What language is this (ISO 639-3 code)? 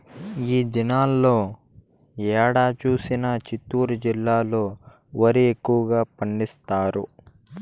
tel